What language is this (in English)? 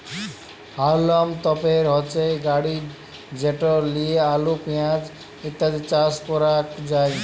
Bangla